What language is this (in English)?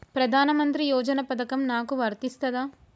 Telugu